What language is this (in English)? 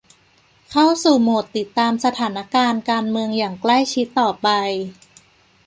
Thai